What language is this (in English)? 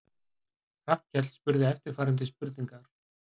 Icelandic